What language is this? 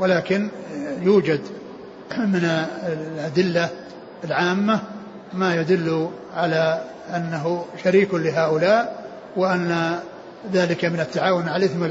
Arabic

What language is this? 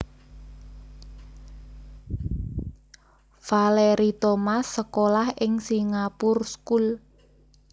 Javanese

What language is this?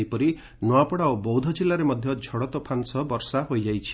Odia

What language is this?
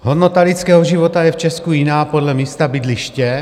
Czech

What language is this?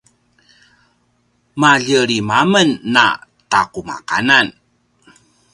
Paiwan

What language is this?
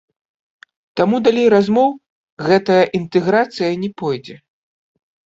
Belarusian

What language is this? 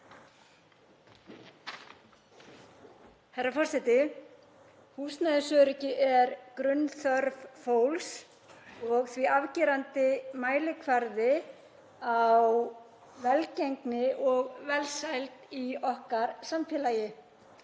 Icelandic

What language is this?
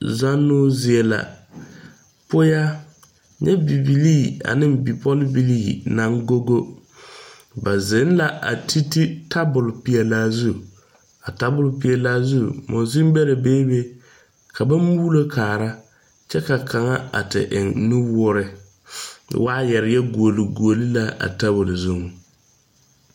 Southern Dagaare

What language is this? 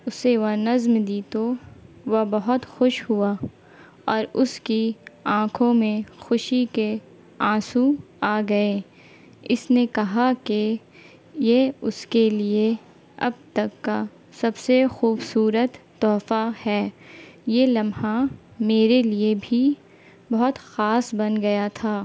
Urdu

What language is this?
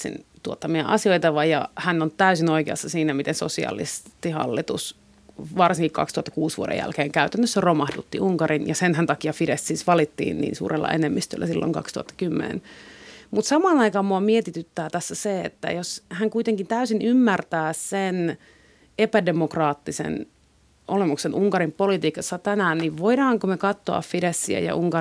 Finnish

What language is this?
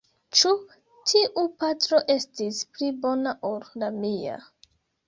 Esperanto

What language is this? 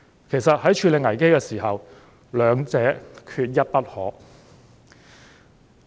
Cantonese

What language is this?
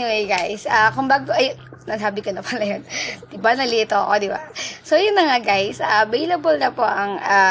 Filipino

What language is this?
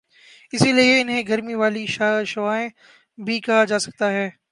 Urdu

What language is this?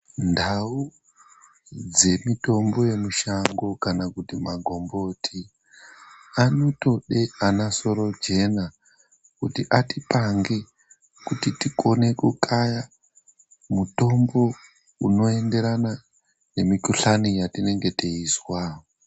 Ndau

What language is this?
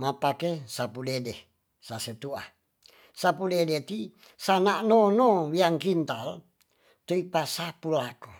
Tonsea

